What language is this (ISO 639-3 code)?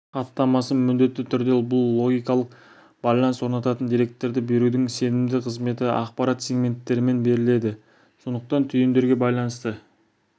kaz